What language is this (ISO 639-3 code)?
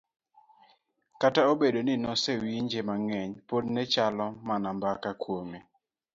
luo